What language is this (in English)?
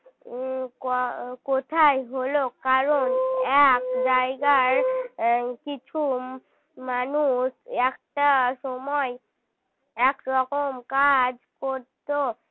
Bangla